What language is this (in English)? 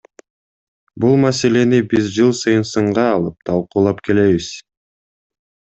Kyrgyz